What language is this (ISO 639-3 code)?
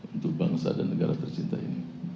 ind